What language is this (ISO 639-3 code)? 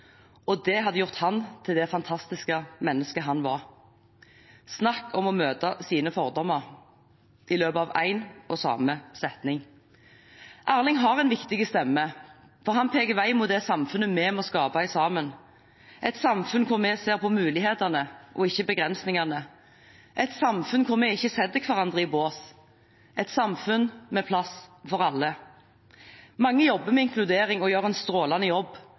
nob